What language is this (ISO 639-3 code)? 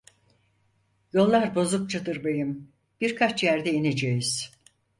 tur